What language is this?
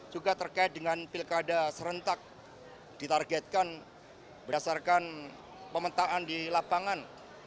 Indonesian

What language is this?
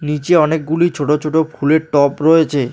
Bangla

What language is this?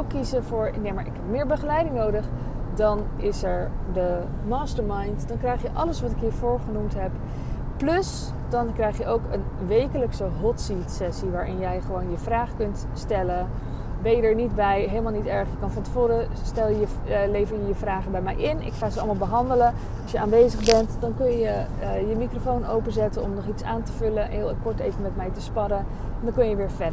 Dutch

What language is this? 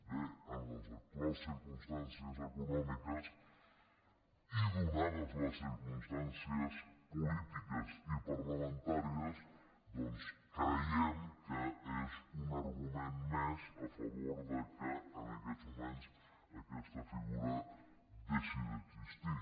Catalan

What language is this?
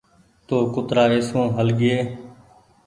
Goaria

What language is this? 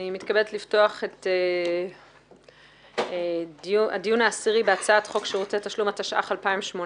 Hebrew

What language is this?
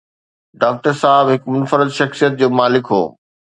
Sindhi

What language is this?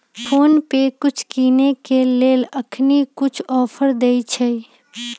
Magahi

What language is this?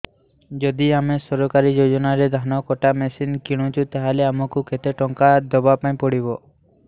Odia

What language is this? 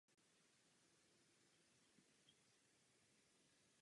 Czech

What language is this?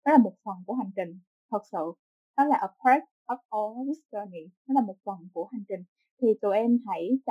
Vietnamese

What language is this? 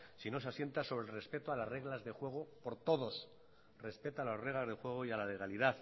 Spanish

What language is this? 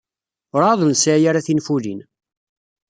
Kabyle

